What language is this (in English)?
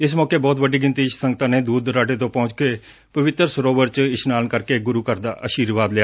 Punjabi